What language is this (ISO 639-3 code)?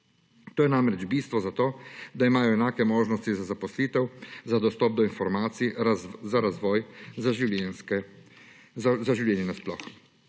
slv